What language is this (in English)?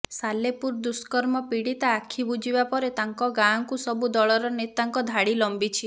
Odia